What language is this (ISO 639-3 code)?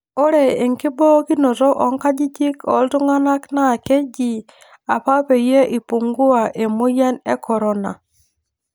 mas